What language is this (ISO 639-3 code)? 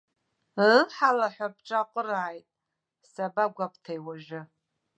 abk